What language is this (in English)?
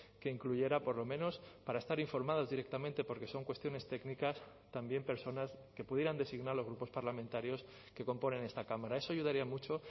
Spanish